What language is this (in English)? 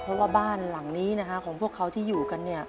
Thai